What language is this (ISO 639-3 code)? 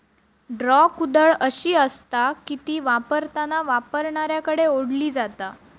mar